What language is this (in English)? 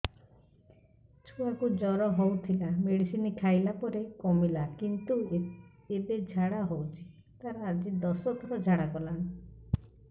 Odia